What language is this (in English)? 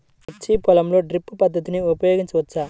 Telugu